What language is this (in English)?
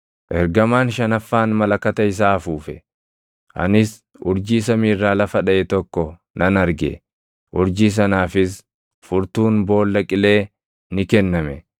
Oromo